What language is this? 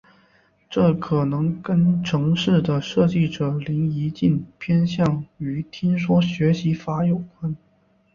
Chinese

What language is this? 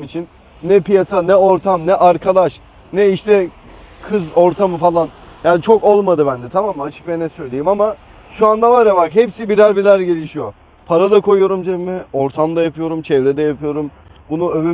Turkish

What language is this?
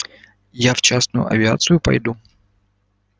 Russian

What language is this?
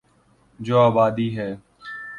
Urdu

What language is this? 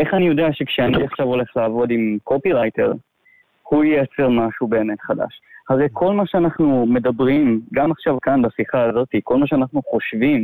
Hebrew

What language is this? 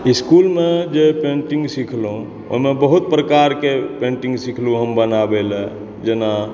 Maithili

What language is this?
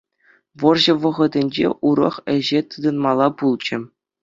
Chuvash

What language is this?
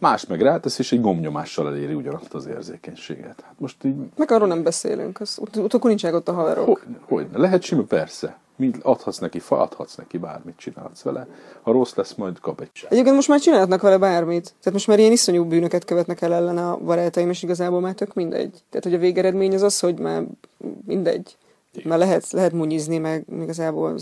Hungarian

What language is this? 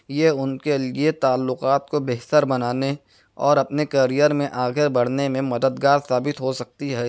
Urdu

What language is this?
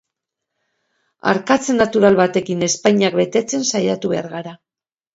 Basque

